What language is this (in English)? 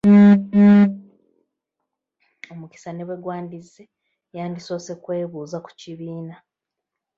Ganda